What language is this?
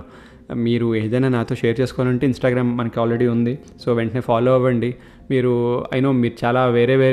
Telugu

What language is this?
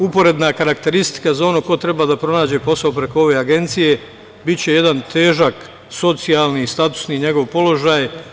Serbian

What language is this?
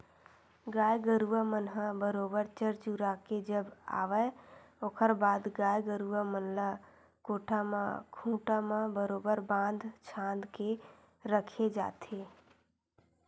Chhattisgarhi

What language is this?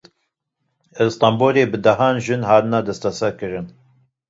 Kurdish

